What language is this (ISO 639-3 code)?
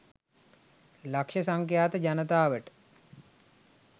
sin